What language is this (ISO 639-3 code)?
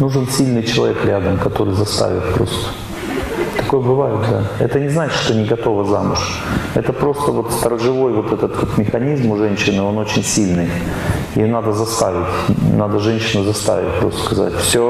rus